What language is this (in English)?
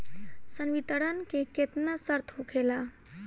Bhojpuri